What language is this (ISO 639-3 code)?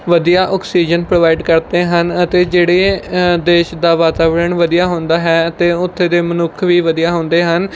pan